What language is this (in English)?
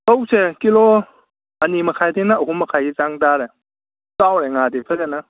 Manipuri